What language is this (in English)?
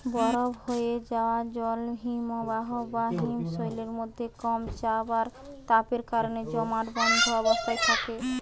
Bangla